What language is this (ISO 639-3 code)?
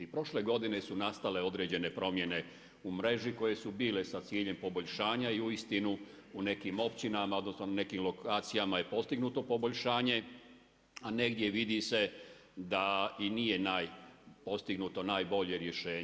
hrv